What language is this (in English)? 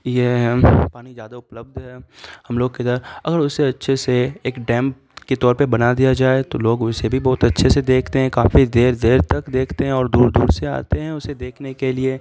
Urdu